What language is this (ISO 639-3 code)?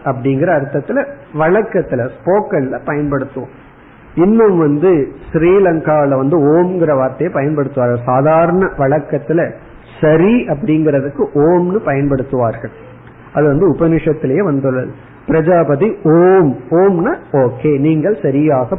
tam